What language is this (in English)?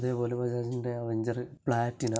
Malayalam